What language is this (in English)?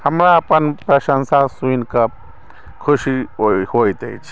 Maithili